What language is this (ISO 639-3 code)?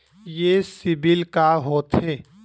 hne